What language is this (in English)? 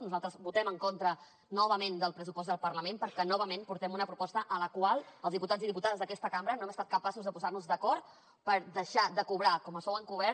Catalan